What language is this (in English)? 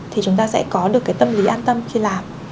Vietnamese